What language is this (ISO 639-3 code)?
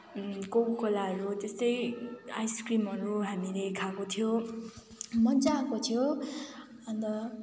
nep